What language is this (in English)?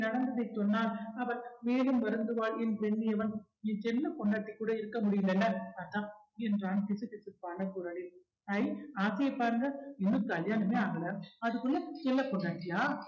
Tamil